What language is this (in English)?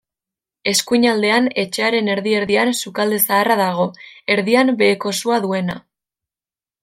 Basque